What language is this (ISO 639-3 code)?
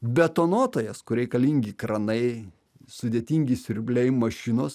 lit